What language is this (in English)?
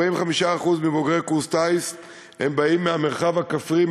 Hebrew